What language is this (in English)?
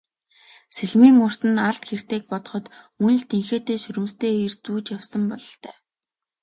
Mongolian